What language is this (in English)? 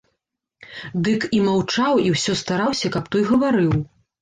Belarusian